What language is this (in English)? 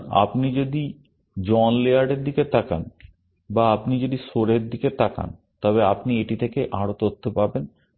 Bangla